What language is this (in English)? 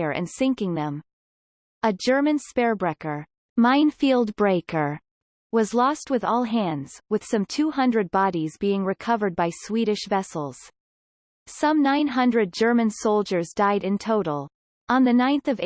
English